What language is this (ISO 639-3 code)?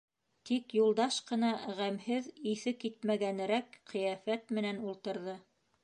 bak